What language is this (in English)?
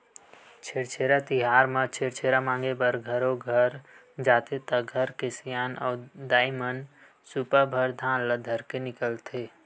Chhattisgarhi